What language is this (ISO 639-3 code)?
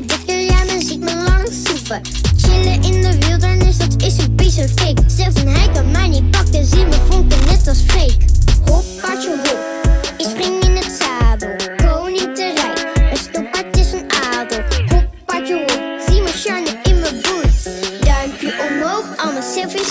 nld